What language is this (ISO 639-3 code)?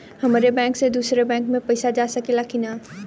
bho